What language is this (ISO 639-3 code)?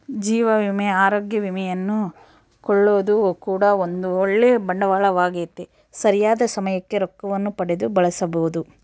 kan